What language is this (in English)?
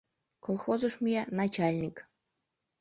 Mari